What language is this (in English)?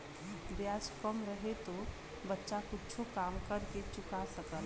Bhojpuri